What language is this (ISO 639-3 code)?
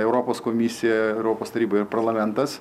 lit